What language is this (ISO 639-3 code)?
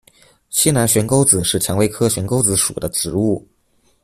zho